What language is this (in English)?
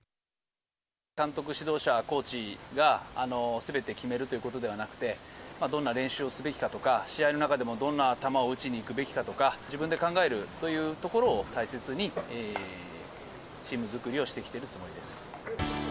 Japanese